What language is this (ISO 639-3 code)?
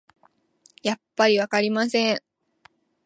jpn